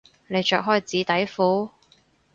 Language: Cantonese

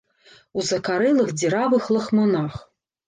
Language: Belarusian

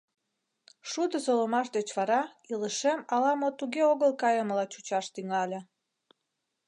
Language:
Mari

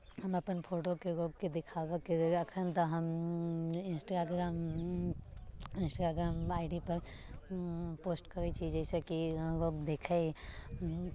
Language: Maithili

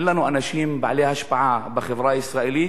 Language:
Hebrew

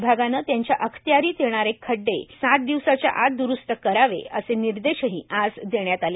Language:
Marathi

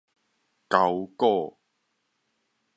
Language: Min Nan Chinese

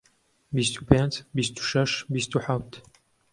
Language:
Central Kurdish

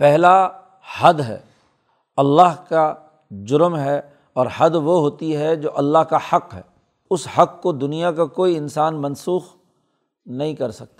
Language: Urdu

